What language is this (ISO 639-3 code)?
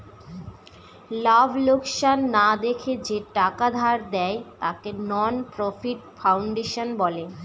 ben